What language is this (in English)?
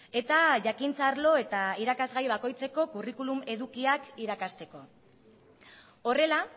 Basque